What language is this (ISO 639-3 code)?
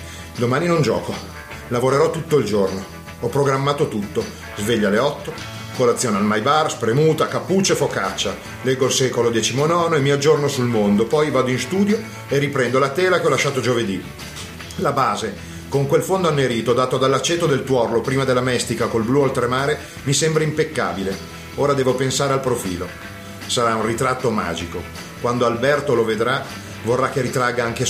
ita